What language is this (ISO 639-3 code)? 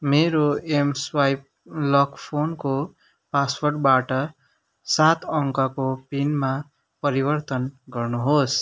nep